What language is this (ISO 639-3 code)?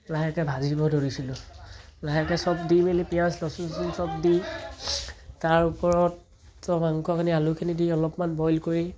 asm